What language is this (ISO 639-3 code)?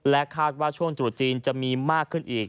tha